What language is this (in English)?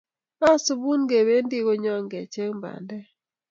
Kalenjin